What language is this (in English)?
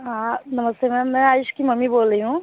Hindi